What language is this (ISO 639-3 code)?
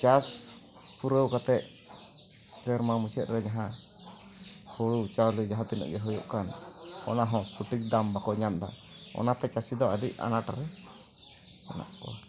sat